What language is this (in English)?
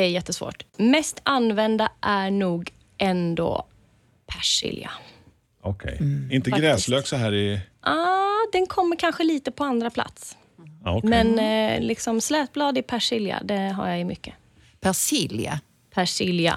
Swedish